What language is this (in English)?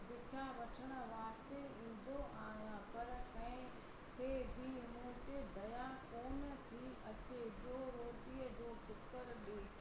Sindhi